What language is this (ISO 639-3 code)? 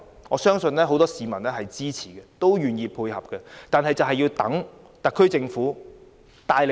yue